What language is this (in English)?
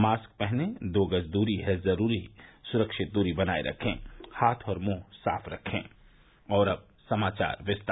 Hindi